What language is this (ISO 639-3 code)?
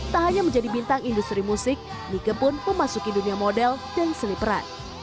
ind